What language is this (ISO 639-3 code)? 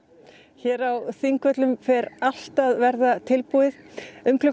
isl